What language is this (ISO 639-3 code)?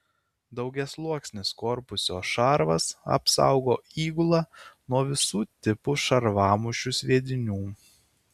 lit